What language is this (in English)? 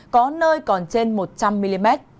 Vietnamese